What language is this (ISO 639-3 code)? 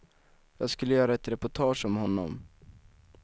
swe